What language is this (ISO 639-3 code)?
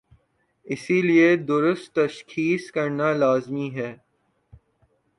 urd